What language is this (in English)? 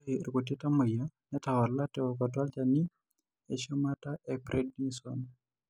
Masai